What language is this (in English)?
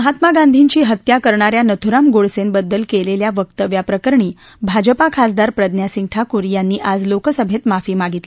Marathi